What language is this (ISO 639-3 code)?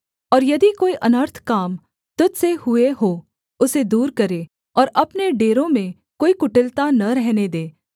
hin